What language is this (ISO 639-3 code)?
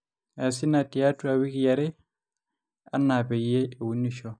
mas